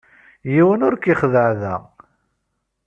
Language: Kabyle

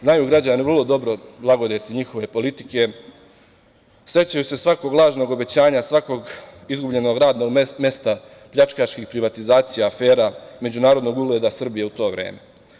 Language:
Serbian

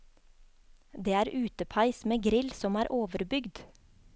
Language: Norwegian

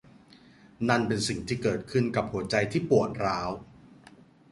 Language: Thai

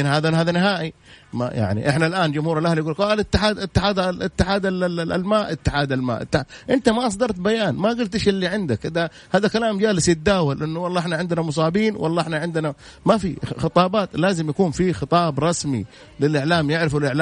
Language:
Arabic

